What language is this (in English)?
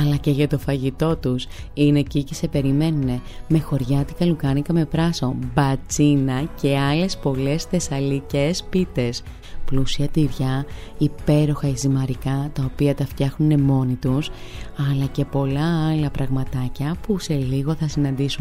Greek